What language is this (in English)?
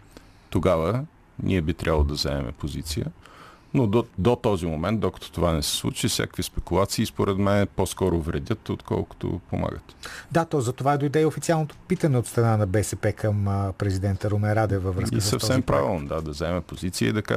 Bulgarian